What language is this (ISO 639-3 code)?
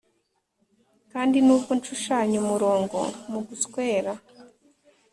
kin